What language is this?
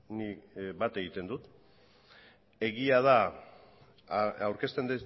Basque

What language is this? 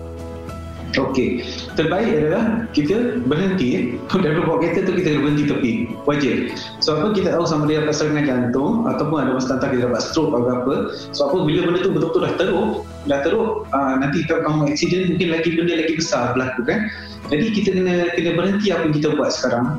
Malay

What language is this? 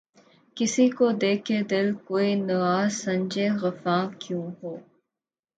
Urdu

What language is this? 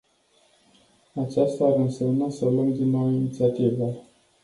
Romanian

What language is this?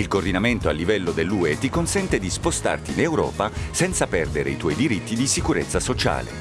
Italian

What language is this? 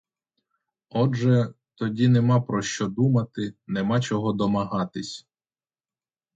Ukrainian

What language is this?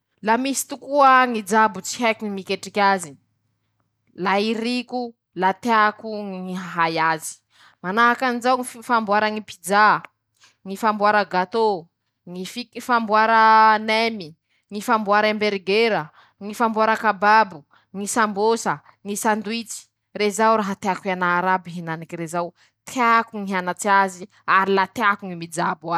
Masikoro Malagasy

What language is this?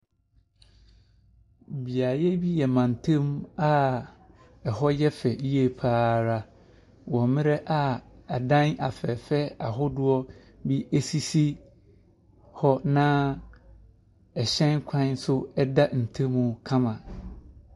Akan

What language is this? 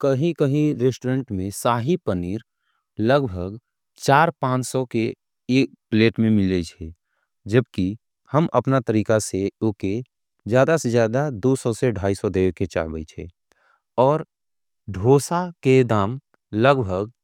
Angika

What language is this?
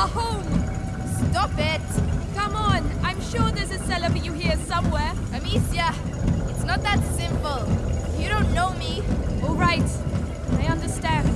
English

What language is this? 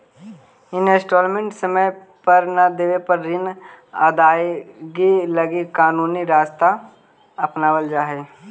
Magahi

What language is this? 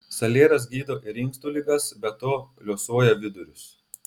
Lithuanian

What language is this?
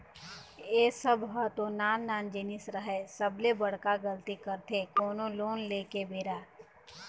Chhattisgarhi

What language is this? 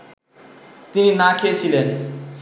Bangla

